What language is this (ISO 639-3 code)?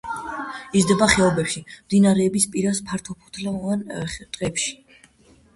kat